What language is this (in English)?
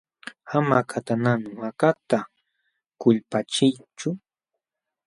Jauja Wanca Quechua